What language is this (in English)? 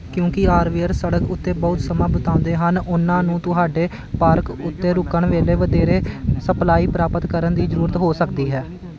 Punjabi